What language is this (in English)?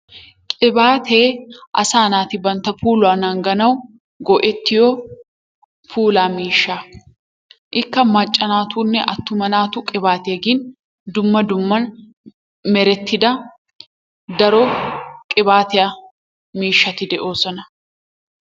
Wolaytta